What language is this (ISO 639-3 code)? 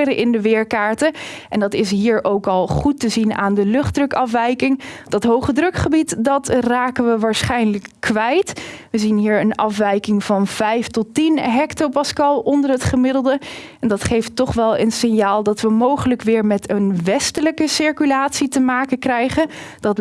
nld